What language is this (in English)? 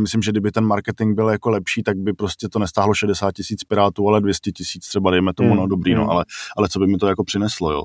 Czech